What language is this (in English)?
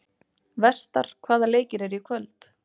Icelandic